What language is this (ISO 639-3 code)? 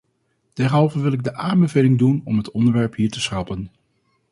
nld